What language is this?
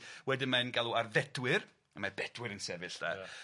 Welsh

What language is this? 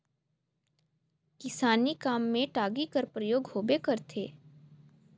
Chhattisgarhi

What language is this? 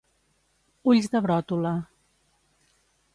Catalan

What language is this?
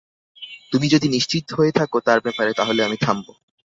Bangla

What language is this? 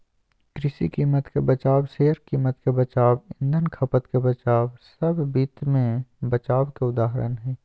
Magahi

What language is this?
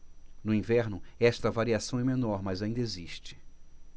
Portuguese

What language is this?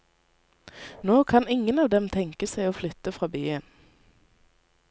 Norwegian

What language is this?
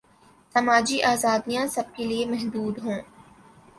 Urdu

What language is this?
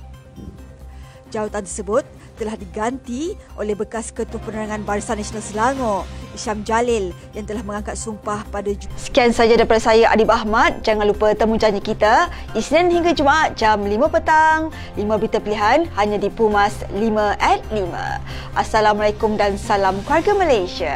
Malay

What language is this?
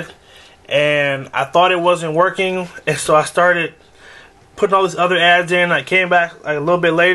English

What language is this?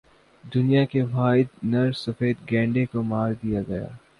Urdu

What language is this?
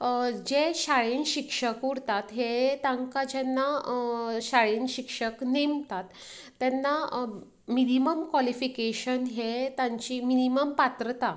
Konkani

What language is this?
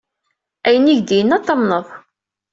Kabyle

